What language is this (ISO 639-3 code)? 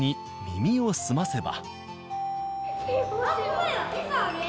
jpn